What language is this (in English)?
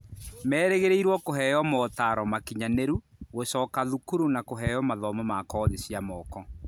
Kikuyu